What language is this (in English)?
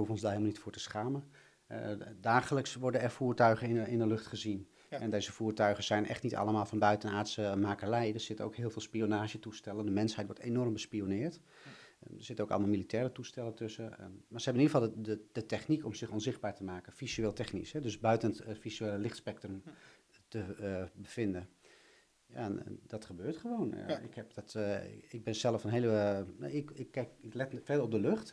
Dutch